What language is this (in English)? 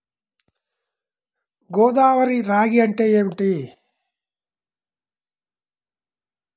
Telugu